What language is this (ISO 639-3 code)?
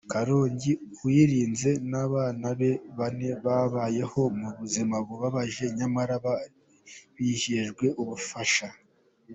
kin